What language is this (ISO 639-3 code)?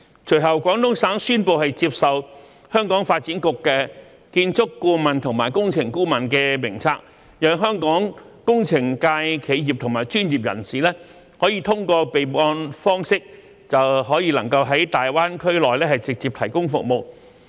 yue